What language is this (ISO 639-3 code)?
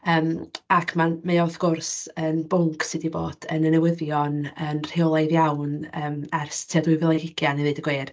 cym